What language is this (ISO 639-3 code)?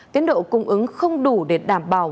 vie